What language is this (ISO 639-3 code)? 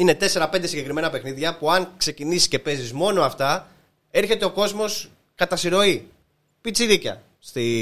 ell